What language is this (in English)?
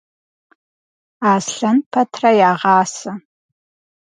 Kabardian